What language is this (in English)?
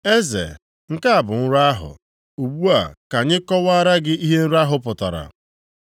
Igbo